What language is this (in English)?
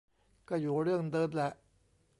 Thai